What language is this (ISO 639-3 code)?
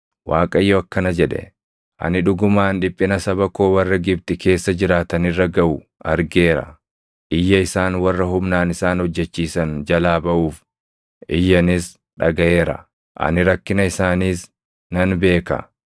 orm